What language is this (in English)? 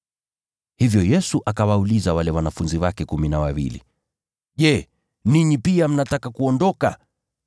Swahili